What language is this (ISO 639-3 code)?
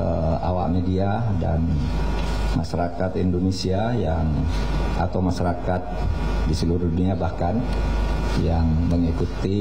ind